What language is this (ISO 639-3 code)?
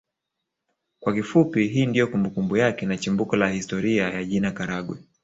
swa